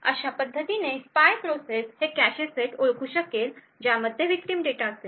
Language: Marathi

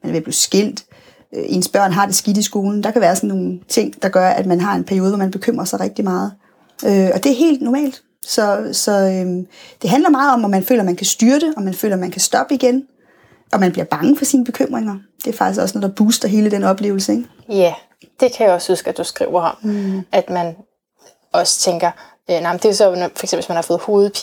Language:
Danish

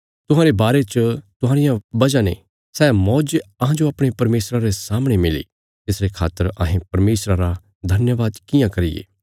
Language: Bilaspuri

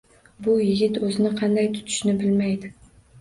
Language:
Uzbek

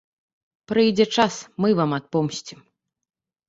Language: Belarusian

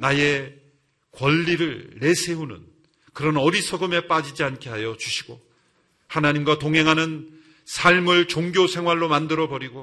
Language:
Korean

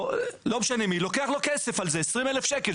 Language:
Hebrew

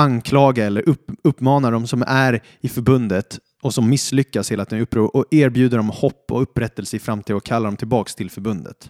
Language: Swedish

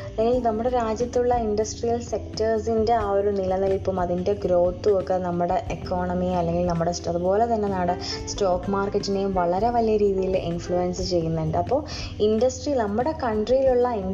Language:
Malayalam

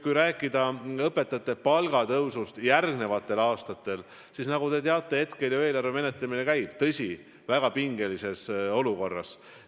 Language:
Estonian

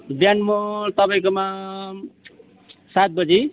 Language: Nepali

